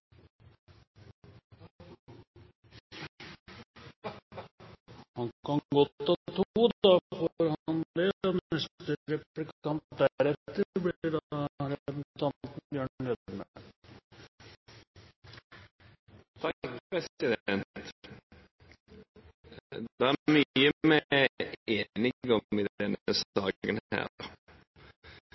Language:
Norwegian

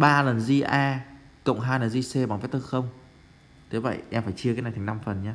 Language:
Vietnamese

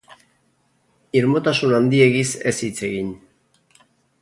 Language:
Basque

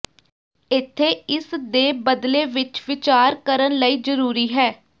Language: Punjabi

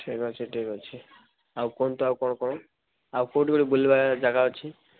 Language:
Odia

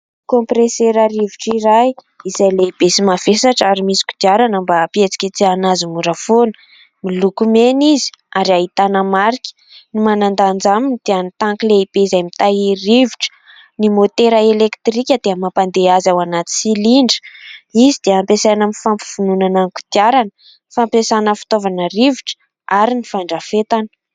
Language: Malagasy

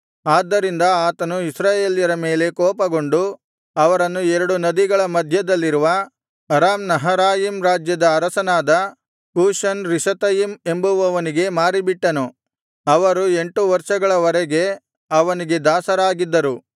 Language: Kannada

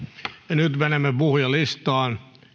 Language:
Finnish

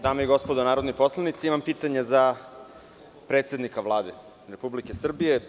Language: Serbian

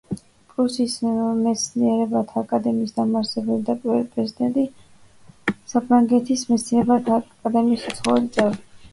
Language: Georgian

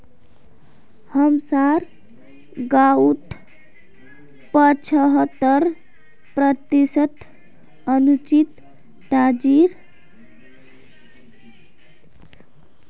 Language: Magahi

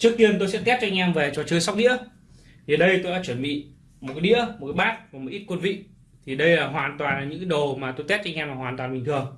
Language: Vietnamese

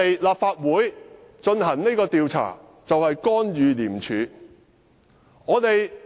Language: Cantonese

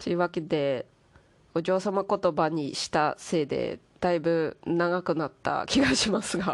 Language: Japanese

